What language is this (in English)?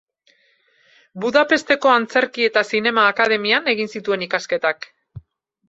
Basque